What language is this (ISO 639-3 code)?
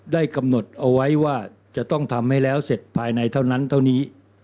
tha